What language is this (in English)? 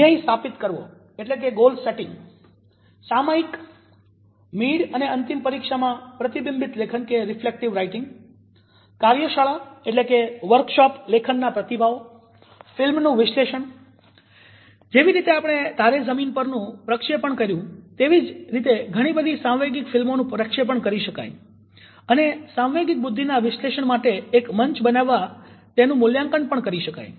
Gujarati